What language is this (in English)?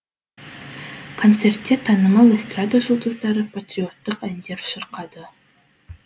Kazakh